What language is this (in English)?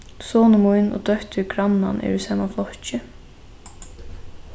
Faroese